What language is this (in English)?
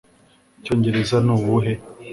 Kinyarwanda